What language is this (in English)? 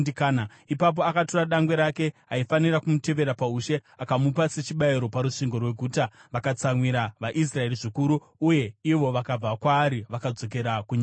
Shona